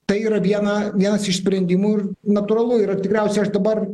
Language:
Lithuanian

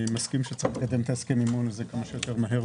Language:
Hebrew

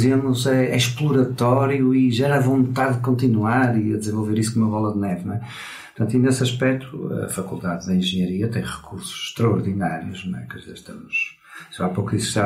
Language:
Portuguese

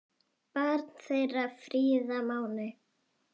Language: Icelandic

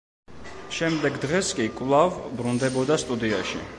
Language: Georgian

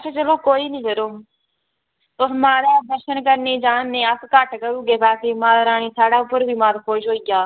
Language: Dogri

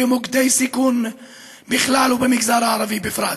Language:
Hebrew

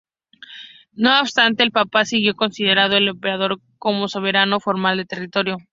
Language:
Spanish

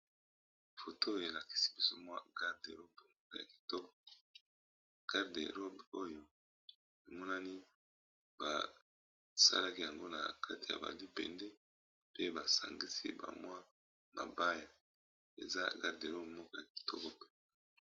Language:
Lingala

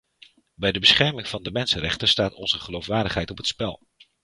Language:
Dutch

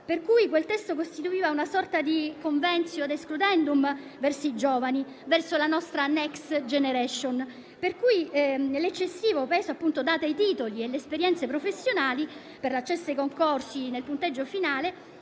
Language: Italian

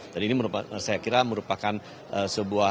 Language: Indonesian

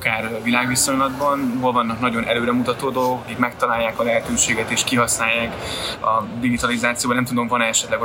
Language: Hungarian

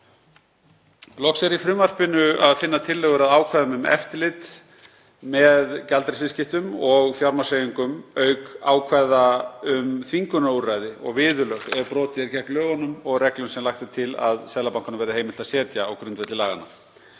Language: Icelandic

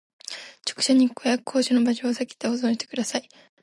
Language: Japanese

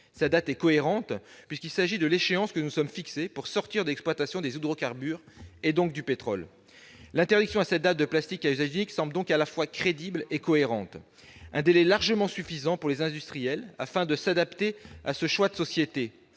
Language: French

